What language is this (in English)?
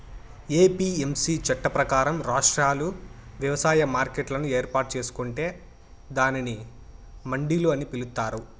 Telugu